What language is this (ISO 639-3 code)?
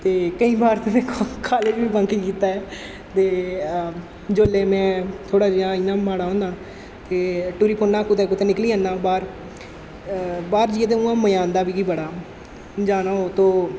doi